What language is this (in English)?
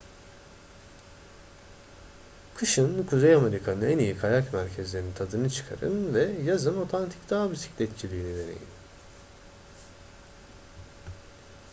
Turkish